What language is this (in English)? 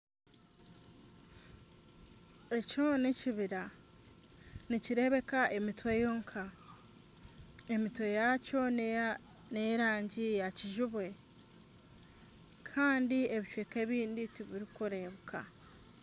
Nyankole